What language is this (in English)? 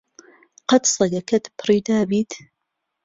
Central Kurdish